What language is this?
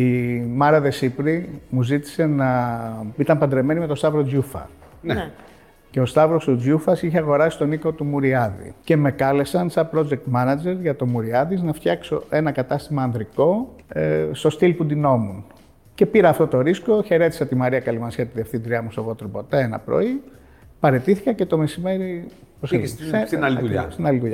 Greek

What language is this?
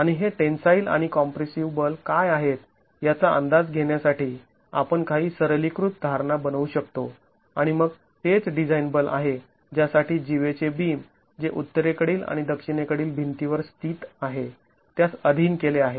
Marathi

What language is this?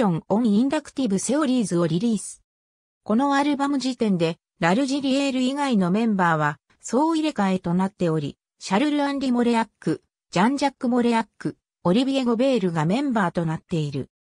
Japanese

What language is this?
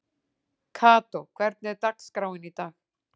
Icelandic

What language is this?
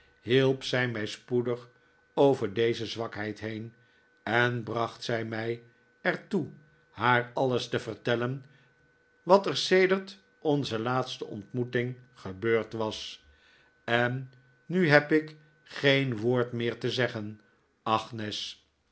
Dutch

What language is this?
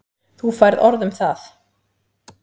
Icelandic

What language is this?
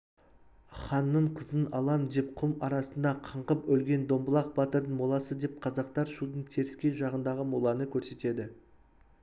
Kazakh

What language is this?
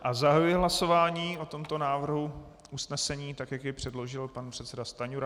Czech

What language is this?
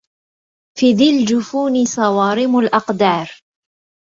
Arabic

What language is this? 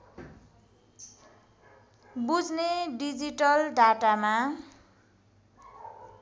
Nepali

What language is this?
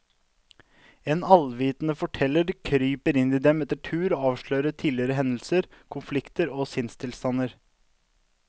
Norwegian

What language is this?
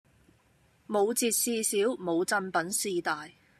Cantonese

